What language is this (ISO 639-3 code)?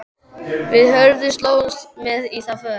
isl